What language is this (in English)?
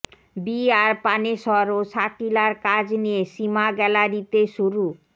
Bangla